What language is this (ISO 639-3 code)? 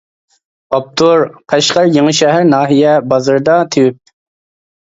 uig